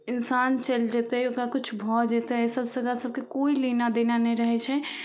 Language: Maithili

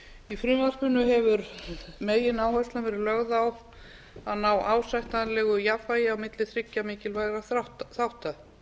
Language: Icelandic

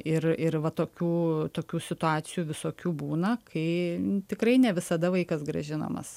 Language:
Lithuanian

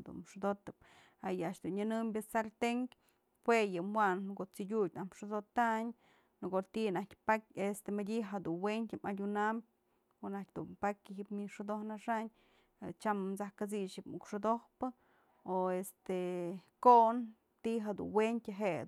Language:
Mazatlán Mixe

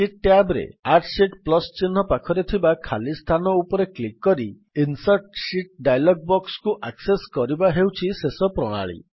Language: Odia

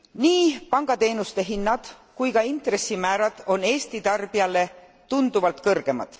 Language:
Estonian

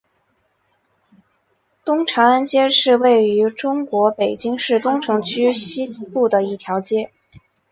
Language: Chinese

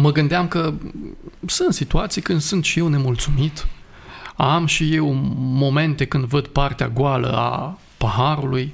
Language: Romanian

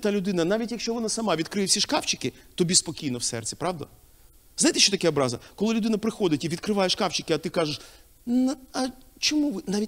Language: Ukrainian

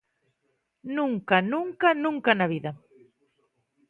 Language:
Galician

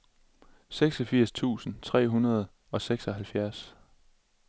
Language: Danish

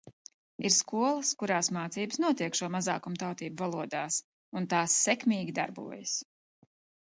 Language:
Latvian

